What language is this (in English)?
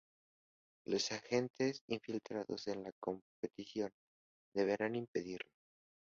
Spanish